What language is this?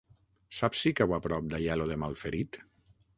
Catalan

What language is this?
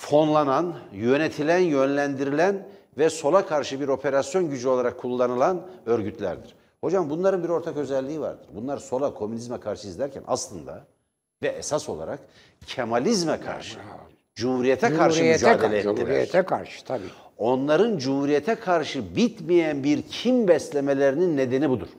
Turkish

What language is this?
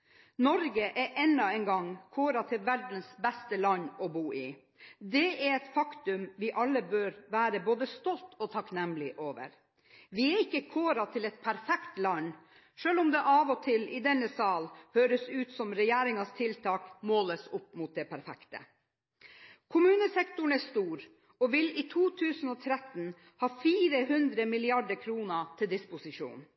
Norwegian Bokmål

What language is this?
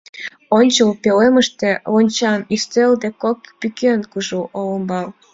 Mari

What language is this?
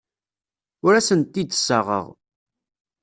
Kabyle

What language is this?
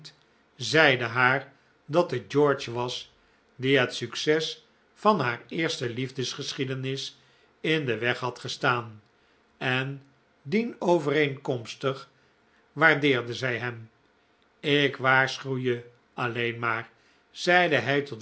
Dutch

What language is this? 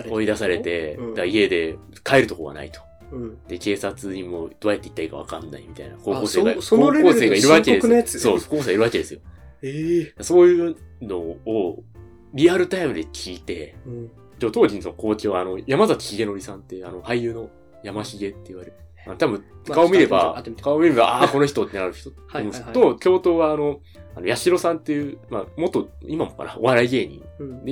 Japanese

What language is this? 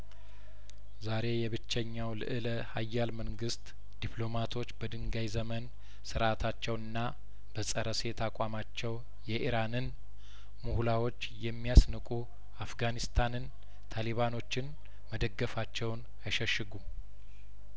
Amharic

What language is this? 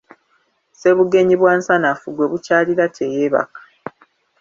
Ganda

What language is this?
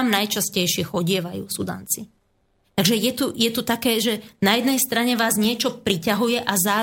Slovak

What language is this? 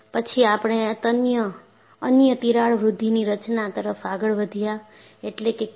Gujarati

